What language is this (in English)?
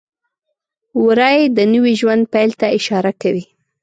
Pashto